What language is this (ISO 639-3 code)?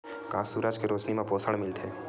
hne